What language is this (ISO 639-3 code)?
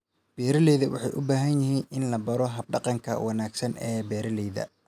som